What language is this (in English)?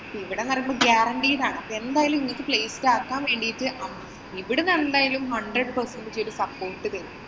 Malayalam